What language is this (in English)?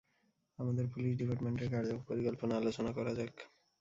Bangla